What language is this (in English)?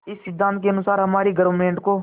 Hindi